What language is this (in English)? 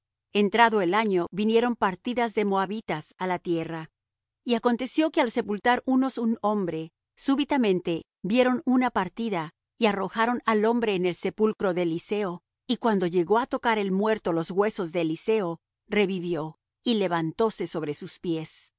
Spanish